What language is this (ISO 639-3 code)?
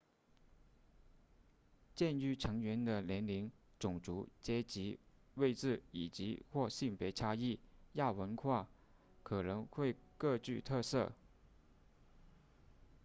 zho